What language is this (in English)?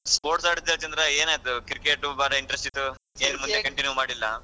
Kannada